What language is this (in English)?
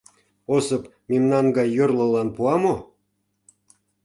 Mari